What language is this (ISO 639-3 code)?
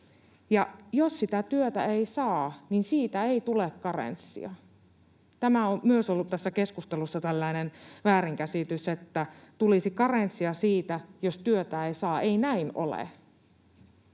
fin